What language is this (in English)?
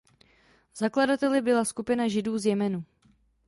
Czech